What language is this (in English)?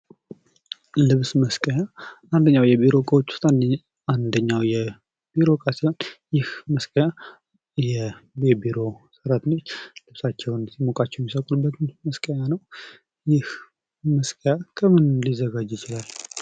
Amharic